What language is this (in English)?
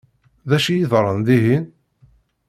Kabyle